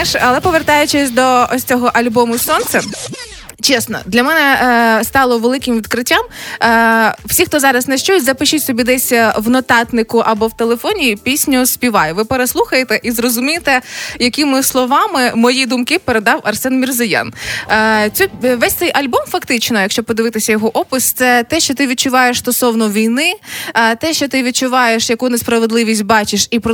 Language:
Ukrainian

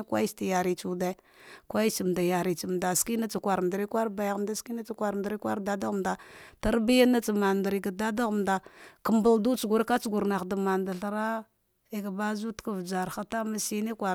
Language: Dghwede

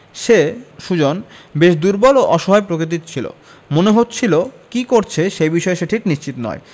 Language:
Bangla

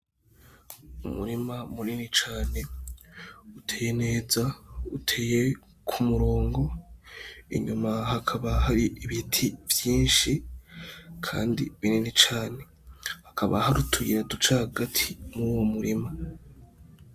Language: Rundi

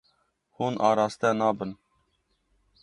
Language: Kurdish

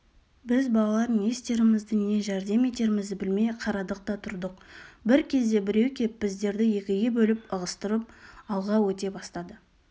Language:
Kazakh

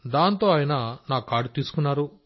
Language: Telugu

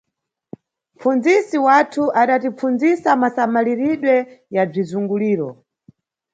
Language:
Nyungwe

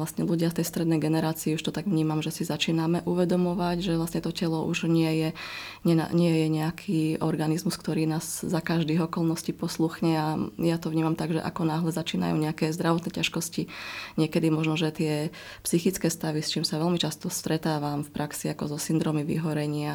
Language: Slovak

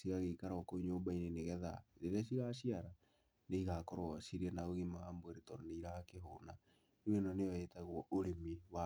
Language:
Kikuyu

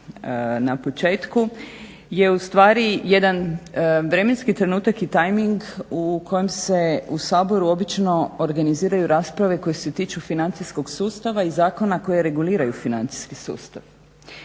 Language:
Croatian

